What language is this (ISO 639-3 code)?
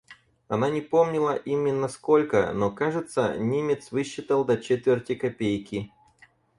rus